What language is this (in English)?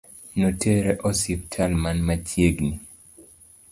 Luo (Kenya and Tanzania)